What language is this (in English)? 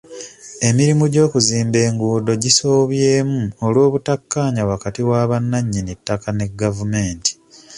Ganda